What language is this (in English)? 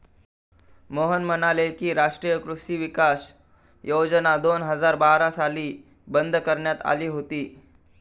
Marathi